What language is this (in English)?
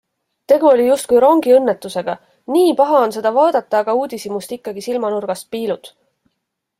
Estonian